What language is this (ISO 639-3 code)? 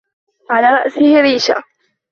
ara